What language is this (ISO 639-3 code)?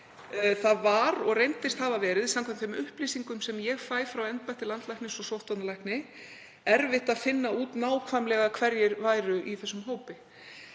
isl